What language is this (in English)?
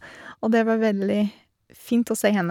Norwegian